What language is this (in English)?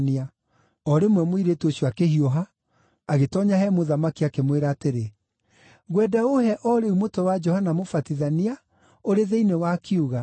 Kikuyu